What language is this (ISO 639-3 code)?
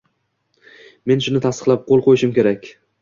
uzb